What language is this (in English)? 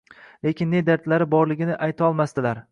Uzbek